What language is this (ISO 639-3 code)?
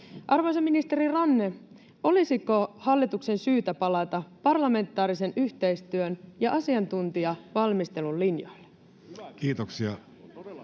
fin